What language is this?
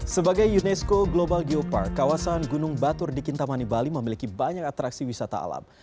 Indonesian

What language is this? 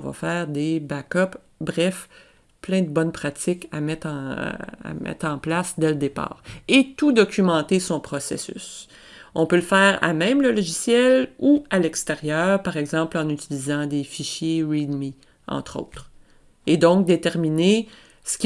French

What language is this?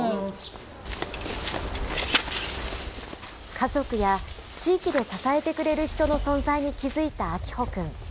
Japanese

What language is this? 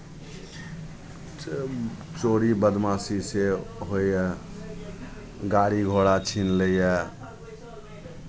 Maithili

